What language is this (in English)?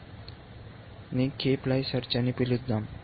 Telugu